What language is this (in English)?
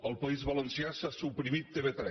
Catalan